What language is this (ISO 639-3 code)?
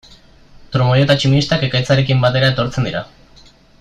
eus